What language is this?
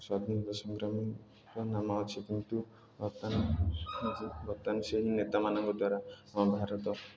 Odia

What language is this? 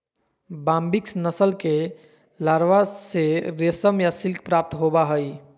Magahi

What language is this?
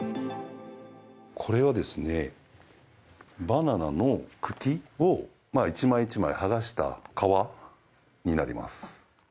Japanese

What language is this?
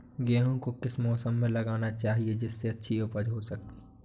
Hindi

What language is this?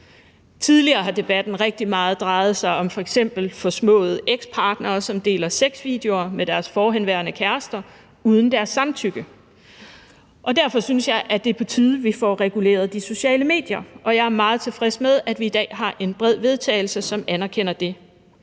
Danish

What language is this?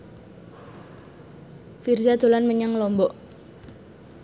Javanese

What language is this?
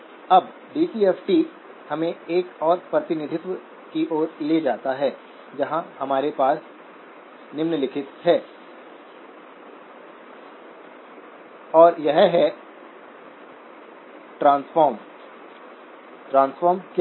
Hindi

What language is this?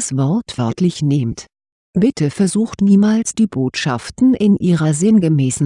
German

